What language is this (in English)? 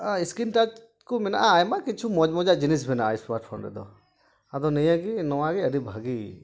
Santali